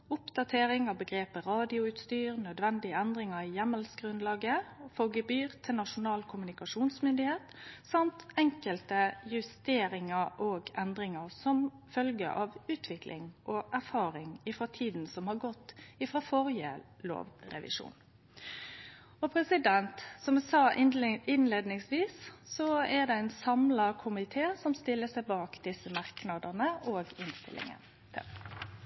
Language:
Norwegian Nynorsk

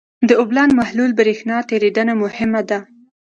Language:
Pashto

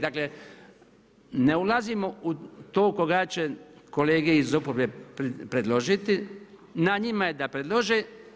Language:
Croatian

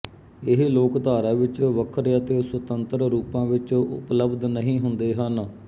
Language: Punjabi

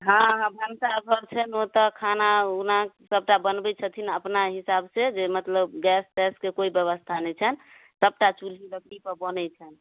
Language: Maithili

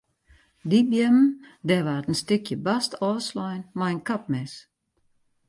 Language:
Western Frisian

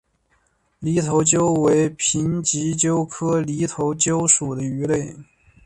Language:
Chinese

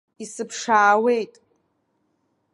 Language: Abkhazian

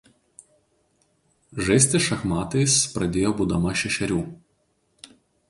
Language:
Lithuanian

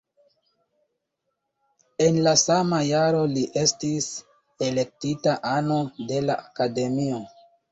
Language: Esperanto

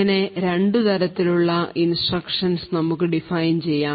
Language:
Malayalam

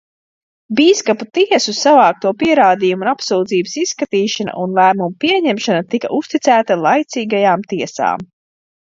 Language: Latvian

